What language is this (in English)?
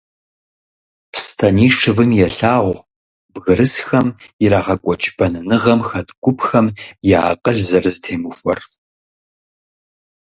Kabardian